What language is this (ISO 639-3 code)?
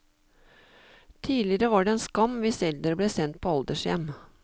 nor